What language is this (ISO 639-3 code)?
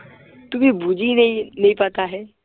asm